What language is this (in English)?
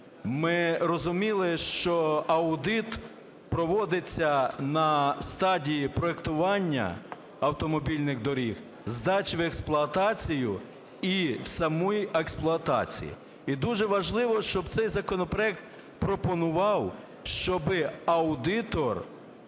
Ukrainian